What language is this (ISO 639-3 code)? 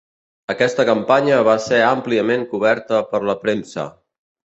cat